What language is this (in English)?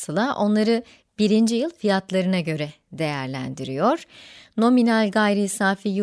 Turkish